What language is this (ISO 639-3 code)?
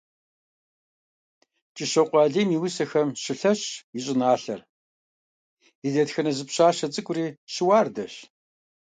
kbd